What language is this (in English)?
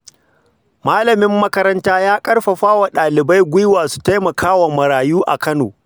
Hausa